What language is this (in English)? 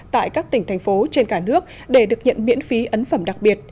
Vietnamese